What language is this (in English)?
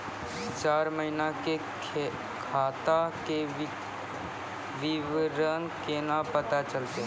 Maithili